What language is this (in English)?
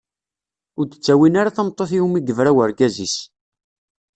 Kabyle